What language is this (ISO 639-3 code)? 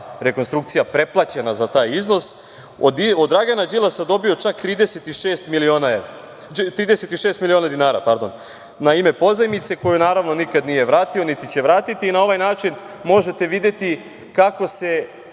srp